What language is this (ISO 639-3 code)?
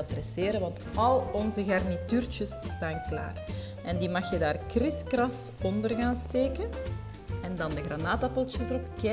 nld